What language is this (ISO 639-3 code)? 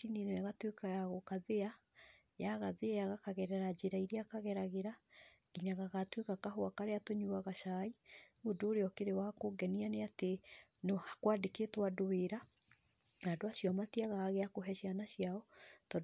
kik